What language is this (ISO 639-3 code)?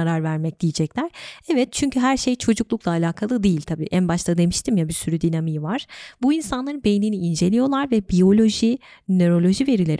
tur